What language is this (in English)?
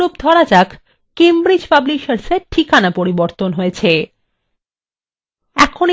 Bangla